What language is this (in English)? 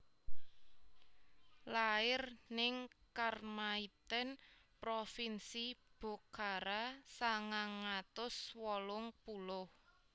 Javanese